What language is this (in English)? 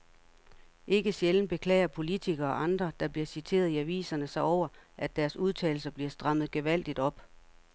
Danish